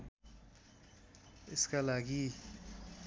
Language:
Nepali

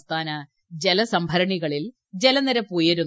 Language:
Malayalam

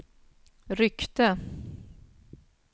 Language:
Swedish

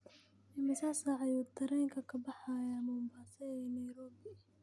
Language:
Somali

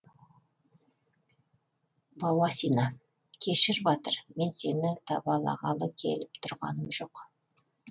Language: Kazakh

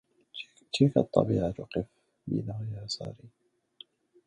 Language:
Arabic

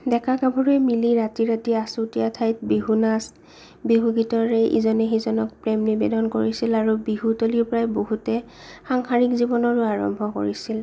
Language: Assamese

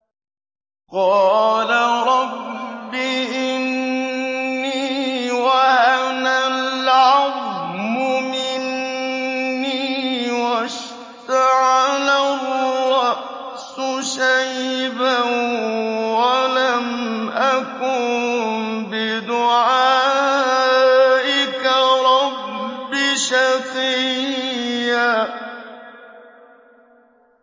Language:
Arabic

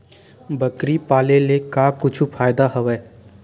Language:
Chhattisgarhi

